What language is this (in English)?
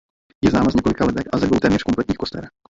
Czech